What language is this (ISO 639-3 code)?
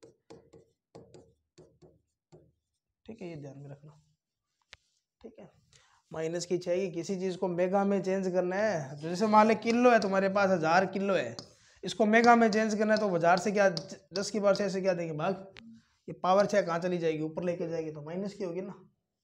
hin